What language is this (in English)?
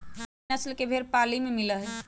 Magahi